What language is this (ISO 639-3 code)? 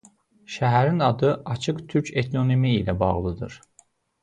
aze